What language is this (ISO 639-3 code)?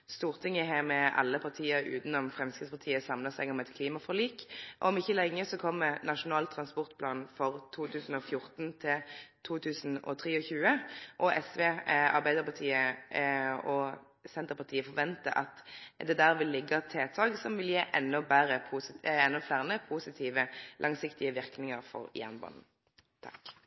nno